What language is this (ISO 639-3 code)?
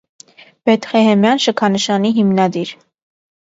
hye